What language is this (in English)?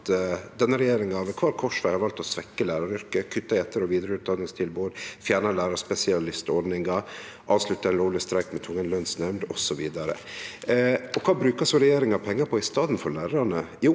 Norwegian